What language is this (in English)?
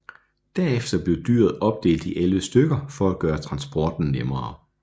Danish